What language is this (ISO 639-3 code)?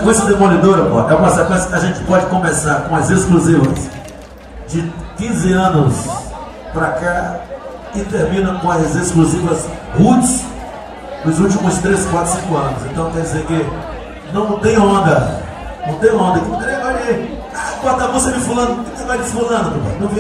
por